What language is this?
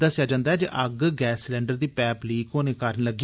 Dogri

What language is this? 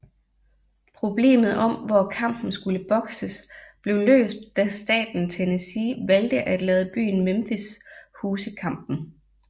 Danish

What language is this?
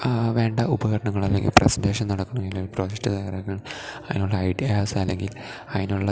Malayalam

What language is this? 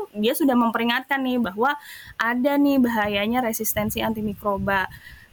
Indonesian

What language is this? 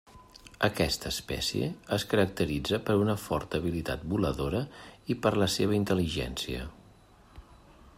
Catalan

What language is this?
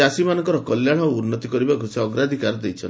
Odia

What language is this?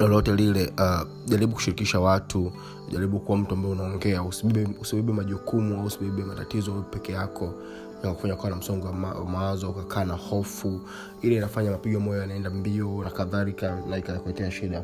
Swahili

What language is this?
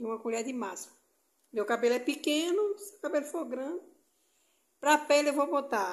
Portuguese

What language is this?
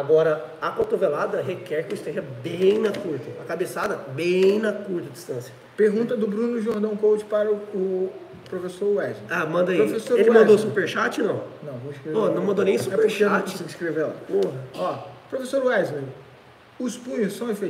Portuguese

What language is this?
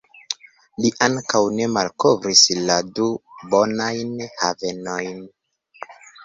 Esperanto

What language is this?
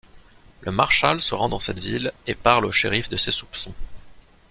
French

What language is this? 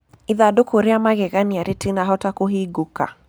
Kikuyu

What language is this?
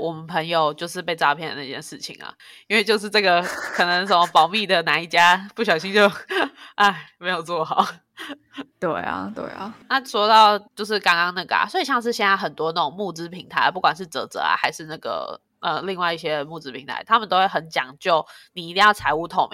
Chinese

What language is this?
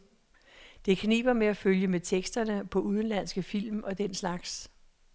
Danish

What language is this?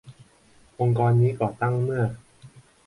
Thai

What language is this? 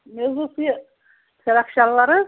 Kashmiri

